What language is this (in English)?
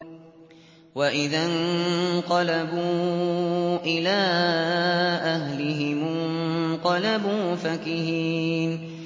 Arabic